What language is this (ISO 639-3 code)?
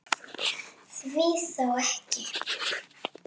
isl